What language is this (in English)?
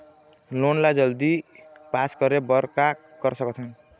Chhattisgarhi